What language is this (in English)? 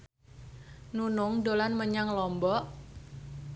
Javanese